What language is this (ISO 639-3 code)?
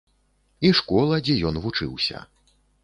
bel